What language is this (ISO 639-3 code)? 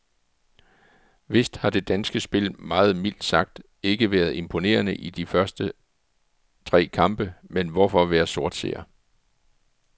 dan